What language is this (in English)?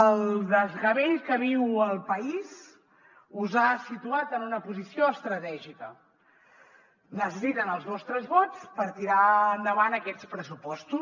Catalan